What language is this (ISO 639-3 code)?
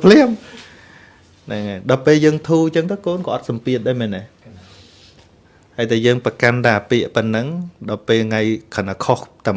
vie